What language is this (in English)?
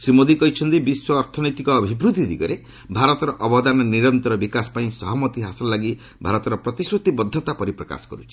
Odia